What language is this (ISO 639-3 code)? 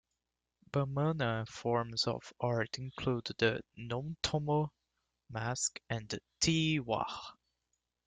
eng